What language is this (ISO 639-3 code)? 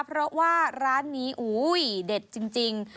tha